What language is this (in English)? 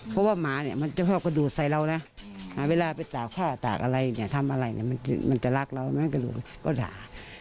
Thai